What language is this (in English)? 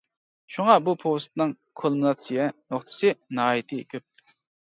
Uyghur